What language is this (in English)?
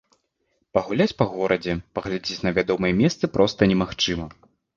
Belarusian